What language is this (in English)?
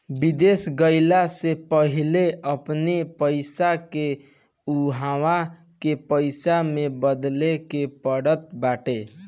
Bhojpuri